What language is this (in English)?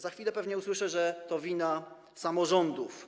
Polish